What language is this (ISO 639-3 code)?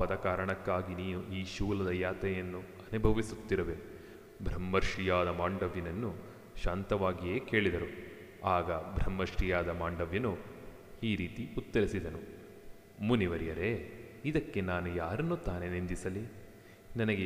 kan